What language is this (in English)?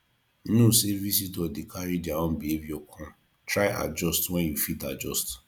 Nigerian Pidgin